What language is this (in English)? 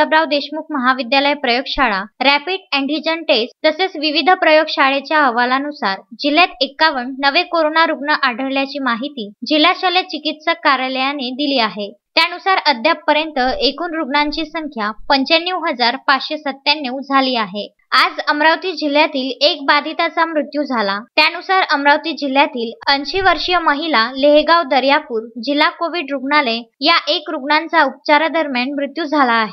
Marathi